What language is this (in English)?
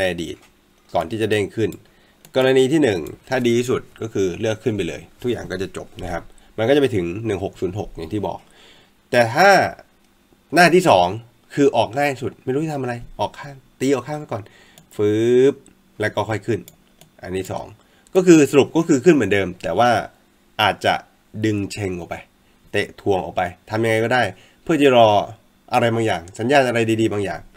Thai